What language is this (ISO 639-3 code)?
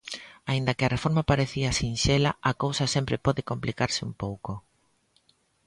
glg